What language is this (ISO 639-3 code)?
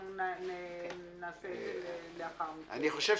heb